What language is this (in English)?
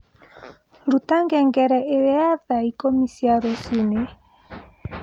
Kikuyu